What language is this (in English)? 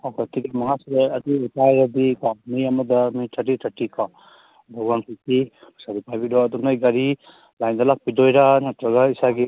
Manipuri